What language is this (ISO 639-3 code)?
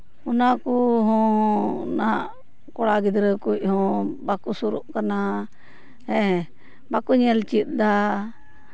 sat